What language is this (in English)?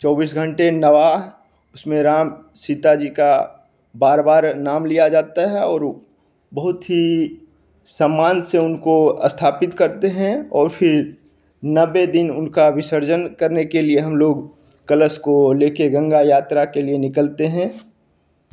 Hindi